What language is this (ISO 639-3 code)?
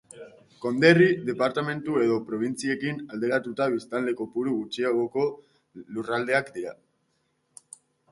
eus